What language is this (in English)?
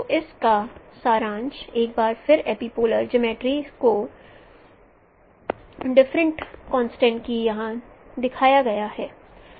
Hindi